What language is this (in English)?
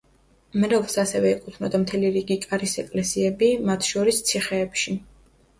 Georgian